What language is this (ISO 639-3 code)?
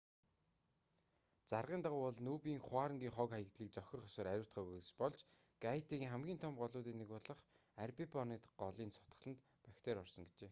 mon